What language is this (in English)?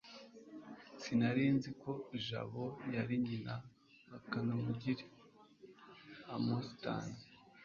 Kinyarwanda